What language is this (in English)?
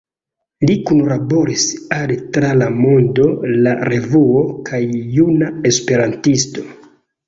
Esperanto